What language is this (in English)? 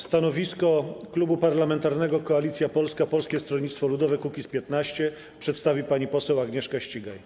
Polish